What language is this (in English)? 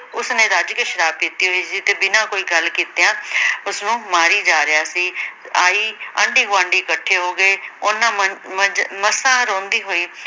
Punjabi